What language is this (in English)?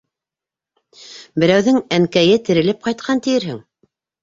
Bashkir